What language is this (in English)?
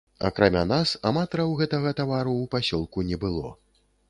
Belarusian